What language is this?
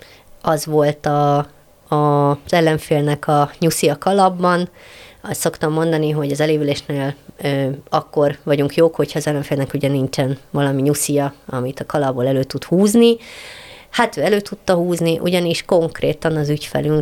Hungarian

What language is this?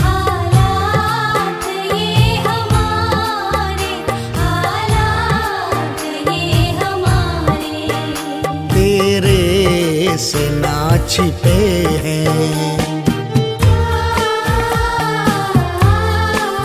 Hindi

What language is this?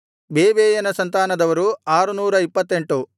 Kannada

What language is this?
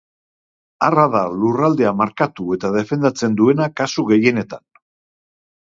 Basque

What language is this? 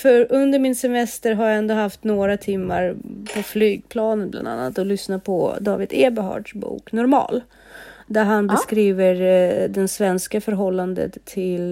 Swedish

